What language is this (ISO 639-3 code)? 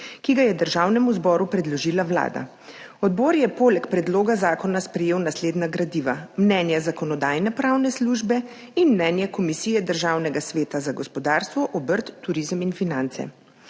slv